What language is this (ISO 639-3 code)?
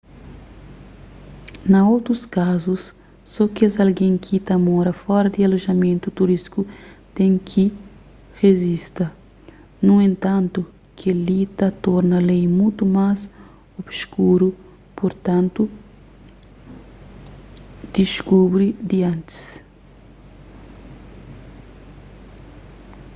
kea